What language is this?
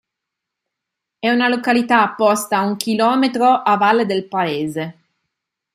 Italian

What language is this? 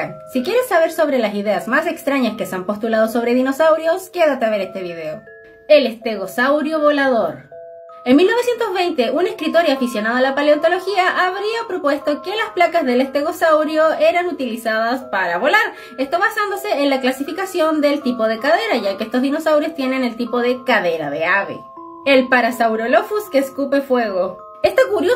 Spanish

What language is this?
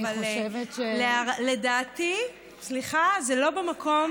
Hebrew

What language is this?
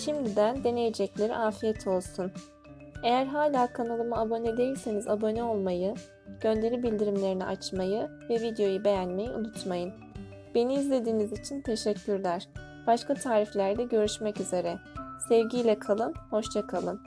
Turkish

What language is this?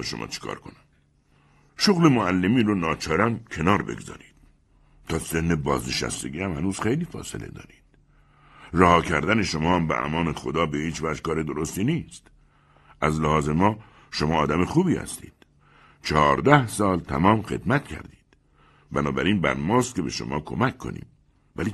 Persian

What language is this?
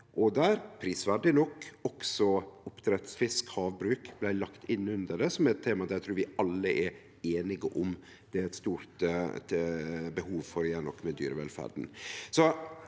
Norwegian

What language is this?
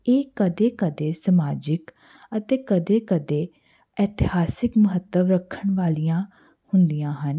Punjabi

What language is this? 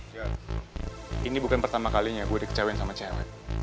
Indonesian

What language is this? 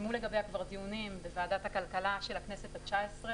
Hebrew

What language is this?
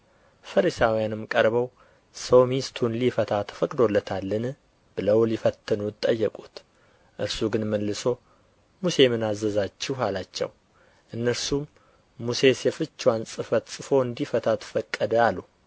Amharic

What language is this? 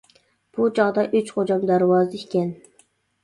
Uyghur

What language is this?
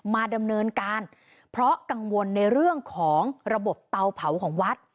Thai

